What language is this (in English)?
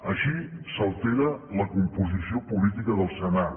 Catalan